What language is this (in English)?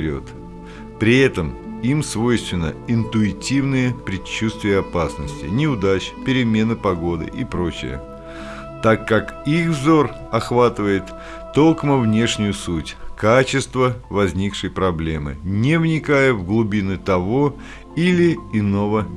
Russian